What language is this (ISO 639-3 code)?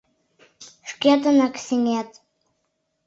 chm